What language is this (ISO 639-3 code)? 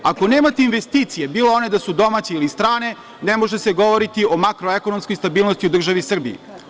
srp